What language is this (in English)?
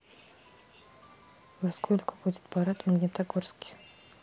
Russian